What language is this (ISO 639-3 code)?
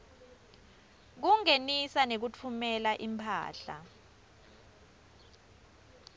ssw